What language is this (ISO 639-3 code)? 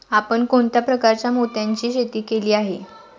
mar